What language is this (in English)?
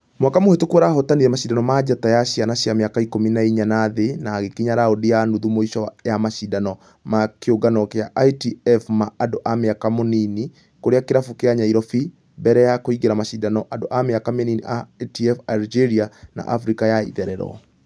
Kikuyu